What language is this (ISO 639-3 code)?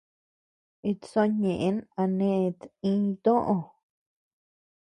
cux